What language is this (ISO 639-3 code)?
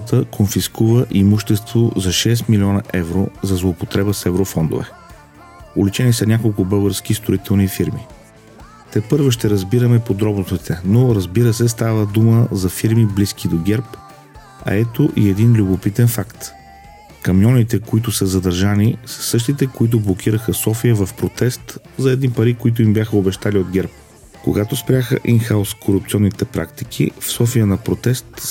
bul